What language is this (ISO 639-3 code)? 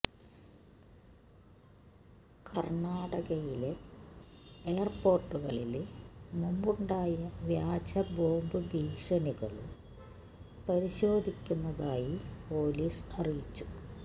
mal